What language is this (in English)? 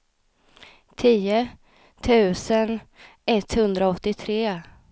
Swedish